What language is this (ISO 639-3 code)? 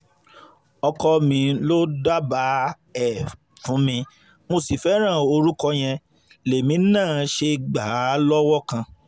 yor